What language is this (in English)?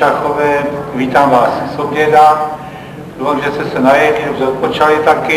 Czech